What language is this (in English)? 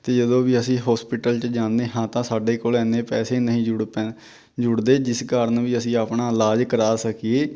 Punjabi